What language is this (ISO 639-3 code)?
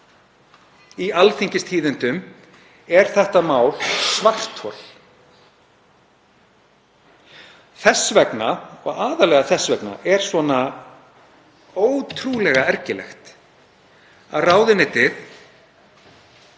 isl